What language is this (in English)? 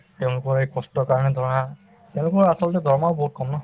Assamese